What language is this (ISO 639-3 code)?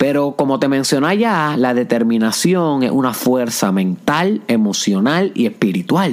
spa